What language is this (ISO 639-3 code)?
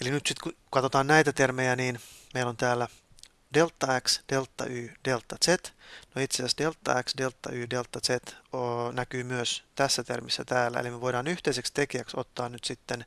fin